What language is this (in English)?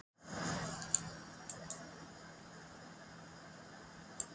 Icelandic